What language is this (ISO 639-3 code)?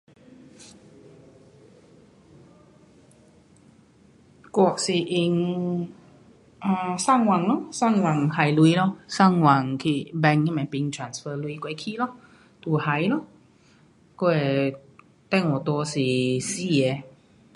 cpx